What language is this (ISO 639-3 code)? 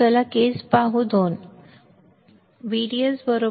mar